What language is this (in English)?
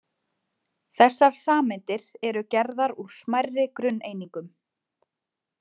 Icelandic